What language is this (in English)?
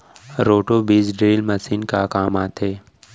Chhattisgarhi